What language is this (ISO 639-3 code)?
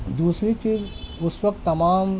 urd